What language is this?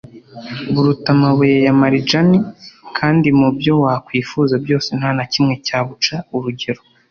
Kinyarwanda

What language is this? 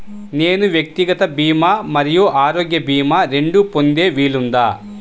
Telugu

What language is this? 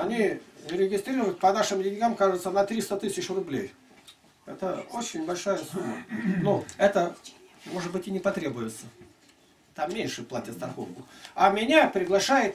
Russian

